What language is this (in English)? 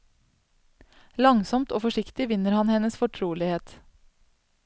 Norwegian